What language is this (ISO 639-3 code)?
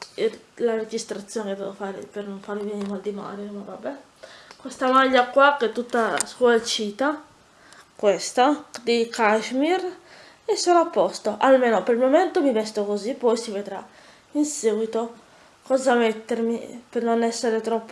ita